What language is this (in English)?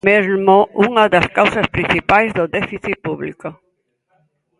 Galician